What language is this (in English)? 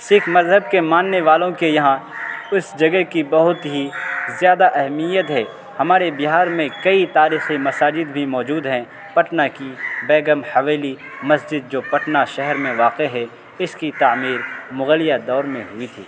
Urdu